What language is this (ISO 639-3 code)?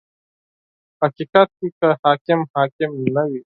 pus